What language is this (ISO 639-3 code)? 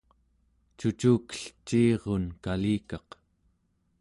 esu